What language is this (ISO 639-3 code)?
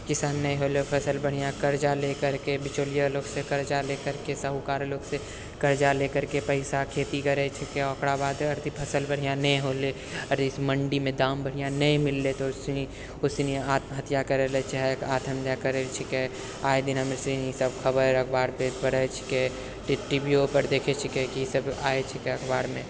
mai